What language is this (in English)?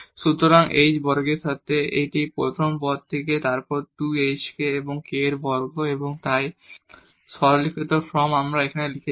Bangla